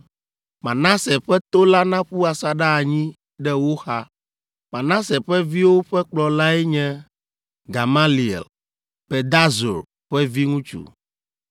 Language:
Ewe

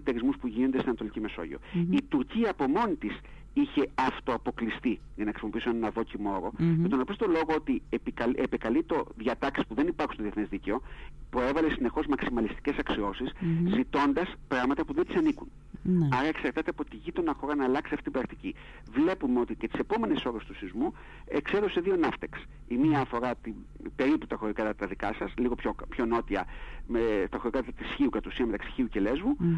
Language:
Greek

